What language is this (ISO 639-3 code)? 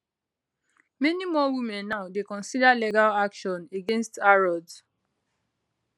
pcm